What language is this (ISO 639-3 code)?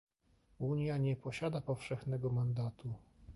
pol